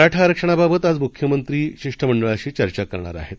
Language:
Marathi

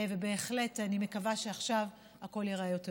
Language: Hebrew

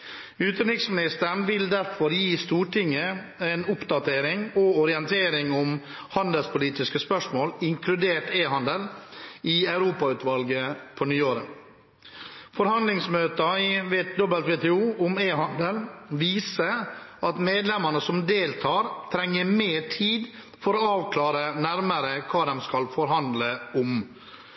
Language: Norwegian Bokmål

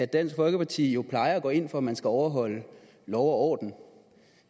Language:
Danish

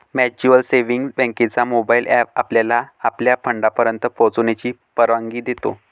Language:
Marathi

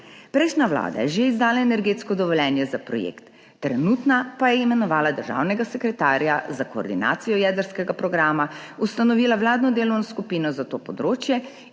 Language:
Slovenian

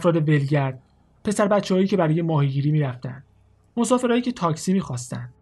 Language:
Persian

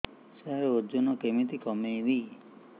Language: Odia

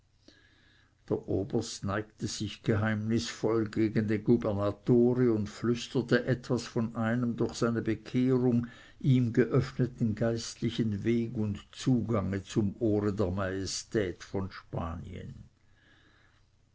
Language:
German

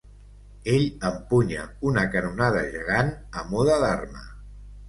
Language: Catalan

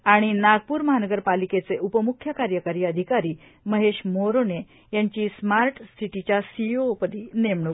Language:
Marathi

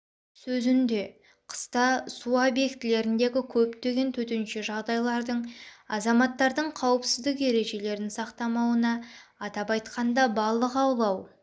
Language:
Kazakh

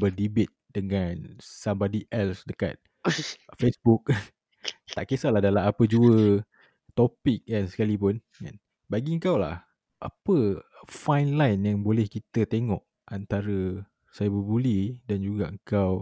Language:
Malay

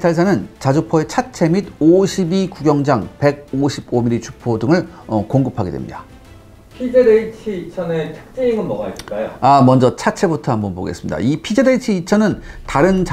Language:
Korean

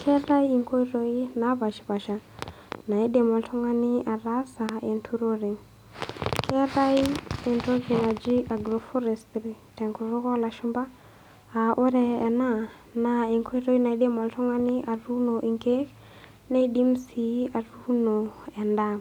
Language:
Masai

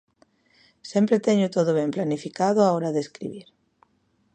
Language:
Galician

